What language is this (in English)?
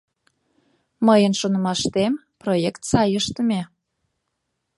Mari